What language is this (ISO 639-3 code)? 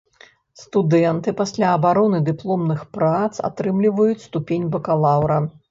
bel